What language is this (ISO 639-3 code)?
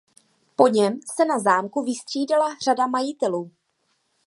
ces